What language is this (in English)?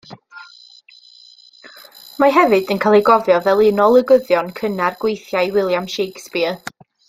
Welsh